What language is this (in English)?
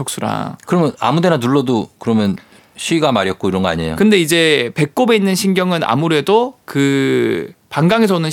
Korean